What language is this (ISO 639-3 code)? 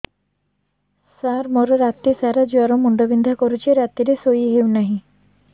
ori